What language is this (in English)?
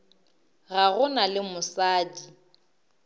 Northern Sotho